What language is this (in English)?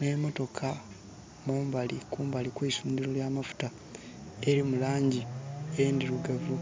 Soga